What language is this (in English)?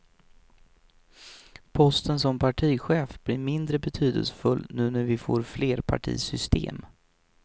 Swedish